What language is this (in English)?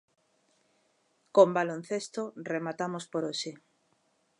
Galician